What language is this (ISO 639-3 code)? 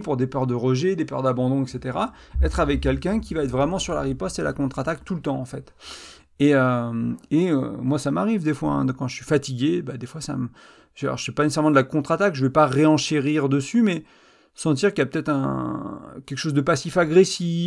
fra